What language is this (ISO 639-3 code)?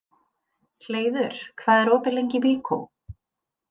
isl